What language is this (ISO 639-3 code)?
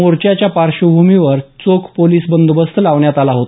mar